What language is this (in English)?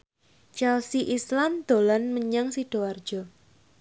Javanese